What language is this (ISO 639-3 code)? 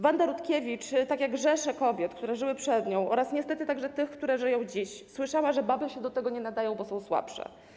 pol